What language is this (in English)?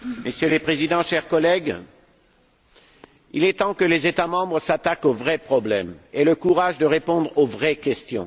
French